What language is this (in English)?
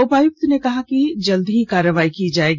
Hindi